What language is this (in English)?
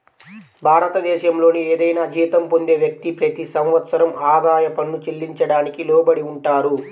Telugu